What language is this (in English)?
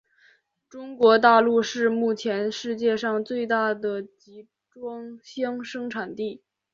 Chinese